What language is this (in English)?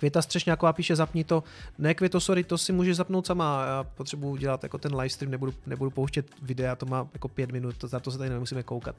Czech